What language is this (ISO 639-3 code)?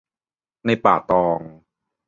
tha